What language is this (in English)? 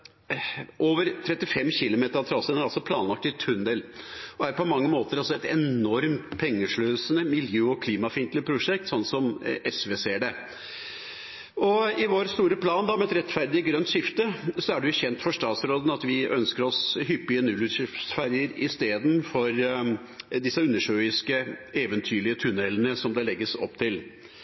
Norwegian Bokmål